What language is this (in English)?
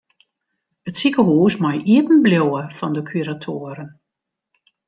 Western Frisian